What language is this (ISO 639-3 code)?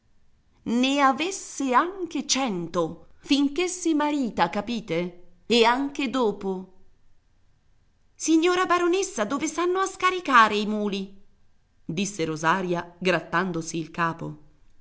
ita